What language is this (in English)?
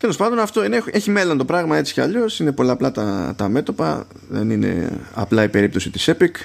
Greek